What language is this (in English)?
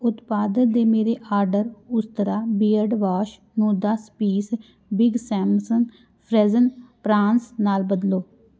Punjabi